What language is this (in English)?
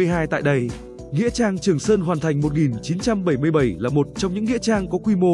Vietnamese